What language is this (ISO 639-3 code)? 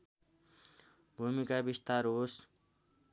nep